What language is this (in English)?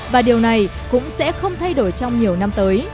Vietnamese